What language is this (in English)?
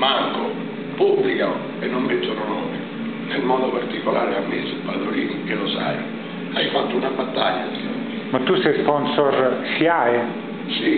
Italian